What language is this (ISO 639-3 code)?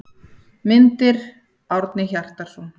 isl